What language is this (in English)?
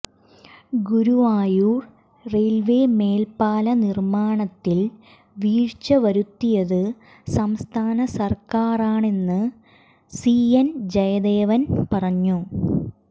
Malayalam